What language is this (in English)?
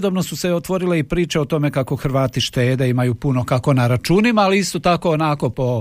Croatian